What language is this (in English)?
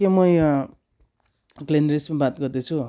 Nepali